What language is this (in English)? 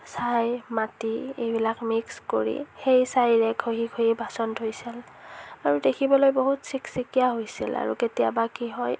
Assamese